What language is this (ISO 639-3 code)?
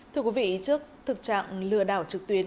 vie